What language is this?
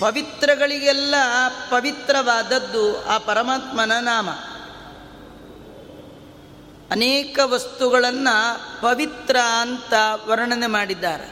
Kannada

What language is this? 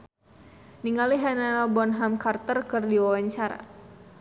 Sundanese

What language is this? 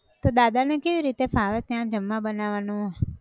Gujarati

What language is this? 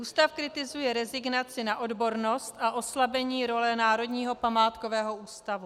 Czech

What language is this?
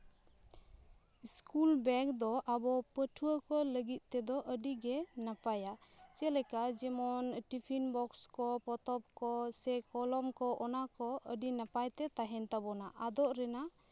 Santali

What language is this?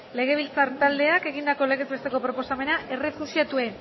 Basque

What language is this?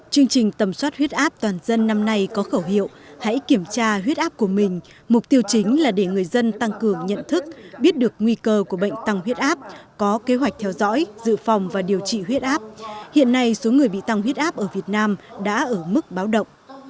Vietnamese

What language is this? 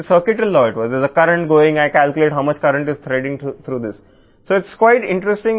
Telugu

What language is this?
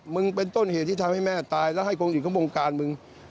Thai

